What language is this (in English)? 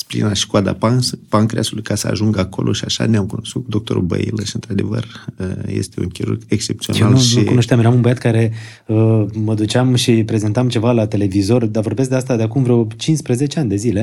Romanian